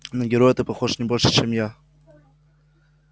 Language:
Russian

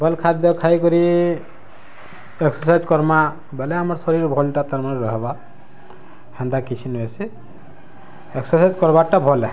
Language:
Odia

